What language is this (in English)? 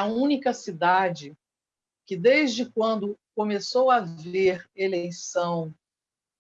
Portuguese